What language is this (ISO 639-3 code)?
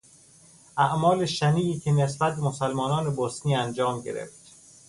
fas